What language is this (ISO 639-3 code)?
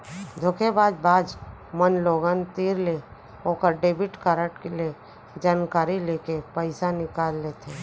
hne